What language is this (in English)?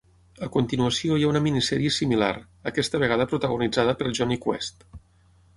Catalan